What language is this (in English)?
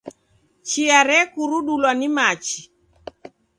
Taita